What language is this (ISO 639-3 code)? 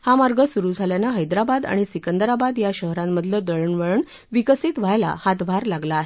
mar